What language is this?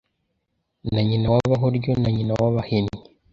Kinyarwanda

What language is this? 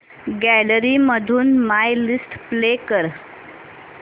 Marathi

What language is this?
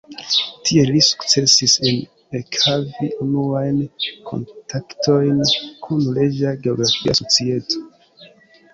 Esperanto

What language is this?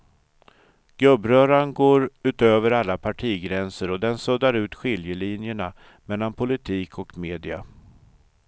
Swedish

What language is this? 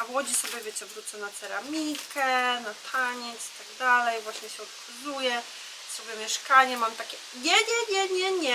Polish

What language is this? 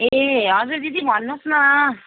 Nepali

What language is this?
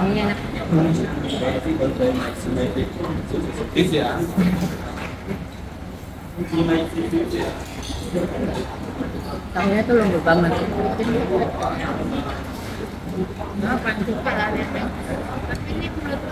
Indonesian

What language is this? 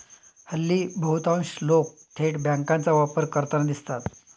Marathi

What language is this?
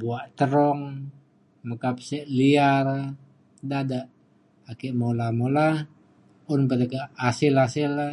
Mainstream Kenyah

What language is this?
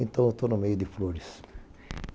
Portuguese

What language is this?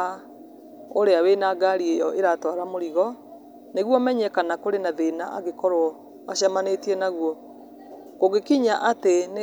Kikuyu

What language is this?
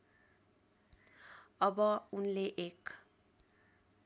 Nepali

